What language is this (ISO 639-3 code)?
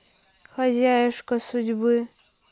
rus